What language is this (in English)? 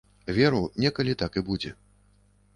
Belarusian